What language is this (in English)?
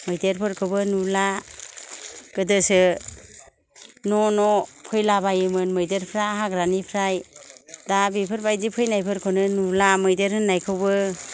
Bodo